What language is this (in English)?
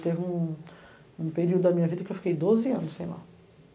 Portuguese